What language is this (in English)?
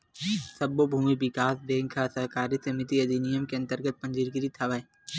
Chhattisgarhi